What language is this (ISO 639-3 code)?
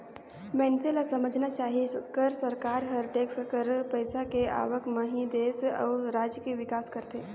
hne